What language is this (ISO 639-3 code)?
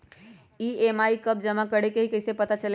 mag